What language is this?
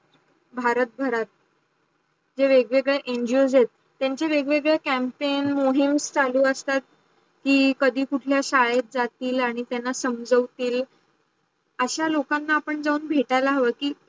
Marathi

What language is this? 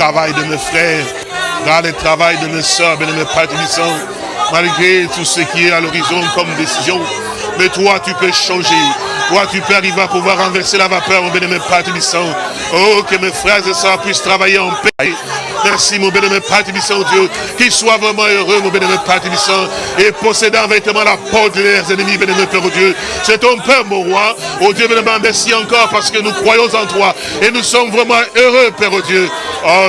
French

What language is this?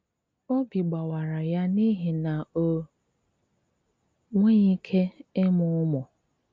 Igbo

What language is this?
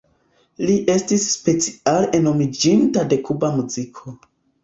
Esperanto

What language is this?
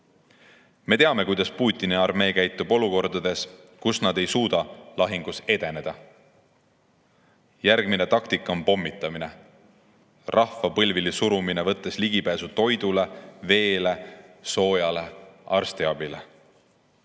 Estonian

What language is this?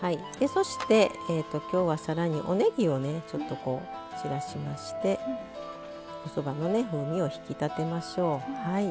Japanese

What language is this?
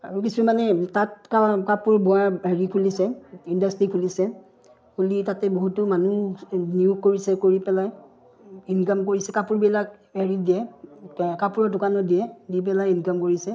Assamese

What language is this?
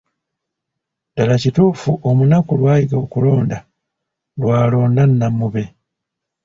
Ganda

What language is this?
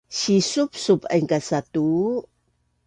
Bunun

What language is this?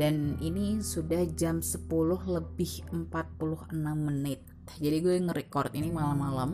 Indonesian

